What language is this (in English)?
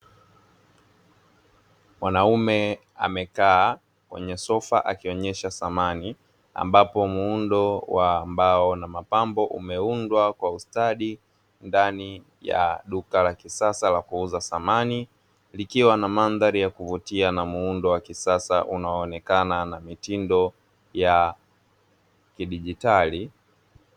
Swahili